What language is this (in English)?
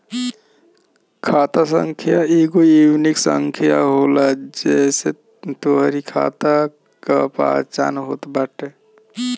Bhojpuri